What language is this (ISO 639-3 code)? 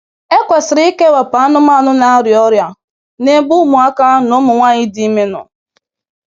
ibo